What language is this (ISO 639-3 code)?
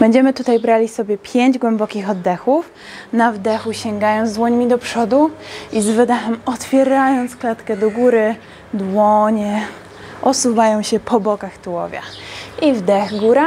pol